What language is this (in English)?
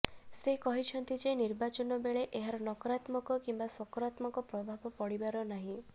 Odia